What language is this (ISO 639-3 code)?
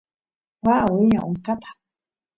qus